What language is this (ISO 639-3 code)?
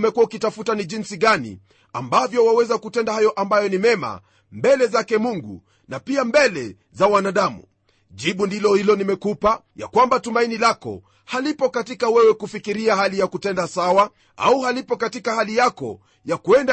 swa